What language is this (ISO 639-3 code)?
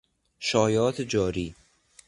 fas